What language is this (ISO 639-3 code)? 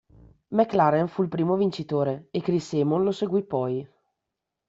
ita